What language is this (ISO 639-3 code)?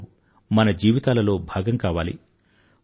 tel